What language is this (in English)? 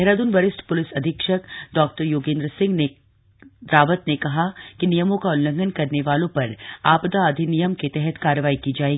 Hindi